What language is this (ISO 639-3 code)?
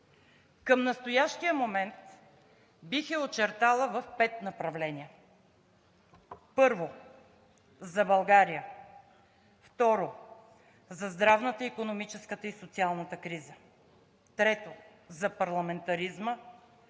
bul